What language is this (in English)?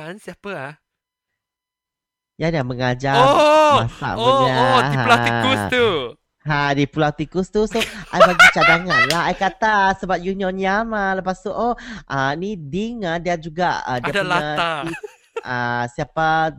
Malay